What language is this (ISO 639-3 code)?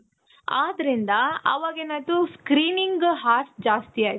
kan